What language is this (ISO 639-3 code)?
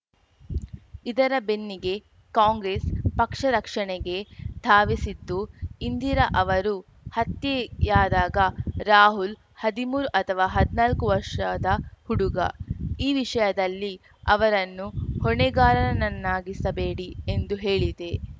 kan